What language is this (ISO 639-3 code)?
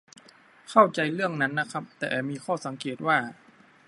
tha